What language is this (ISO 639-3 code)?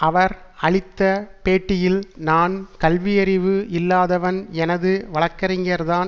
tam